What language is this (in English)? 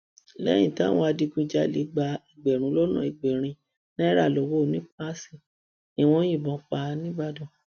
Yoruba